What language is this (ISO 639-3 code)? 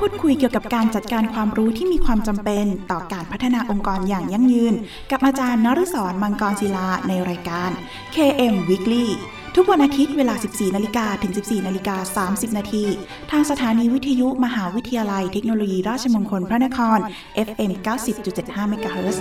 tha